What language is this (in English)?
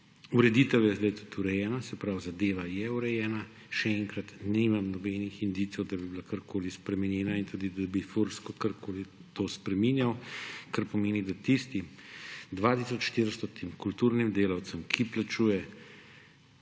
Slovenian